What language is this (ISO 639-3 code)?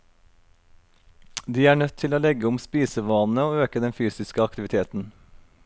nor